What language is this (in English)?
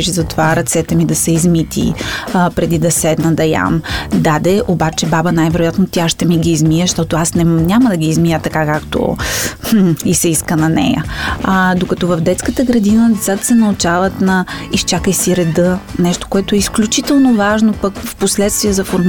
Bulgarian